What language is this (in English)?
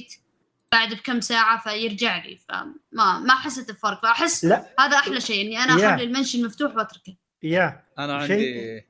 Arabic